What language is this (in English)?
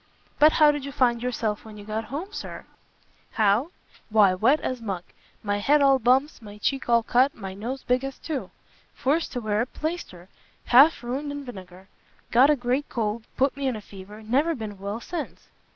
English